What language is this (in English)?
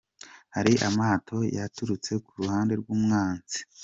Kinyarwanda